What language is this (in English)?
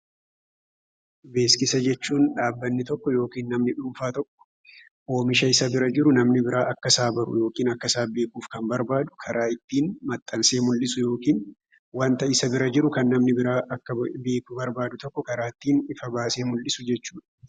Oromo